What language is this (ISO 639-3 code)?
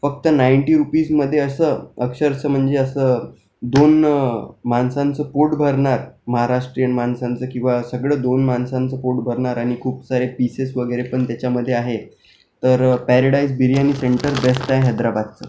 mar